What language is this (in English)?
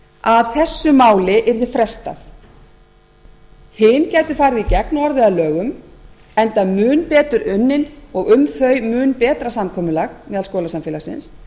Icelandic